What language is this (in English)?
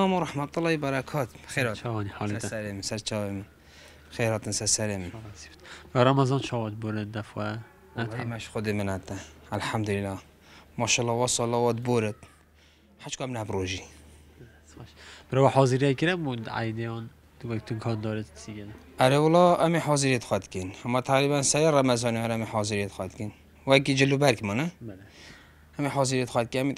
Arabic